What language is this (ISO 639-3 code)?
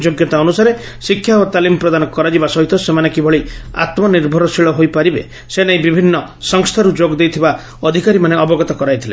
ori